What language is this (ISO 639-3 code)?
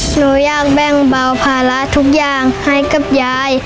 tha